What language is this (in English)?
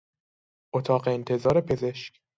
Persian